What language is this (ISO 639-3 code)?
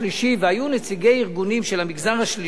heb